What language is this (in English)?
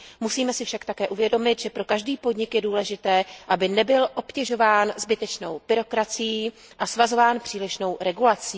Czech